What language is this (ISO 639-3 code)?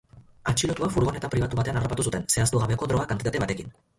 eus